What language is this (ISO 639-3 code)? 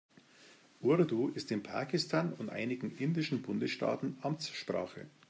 deu